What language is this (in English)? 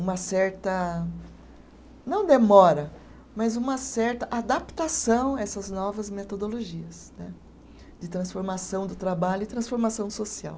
Portuguese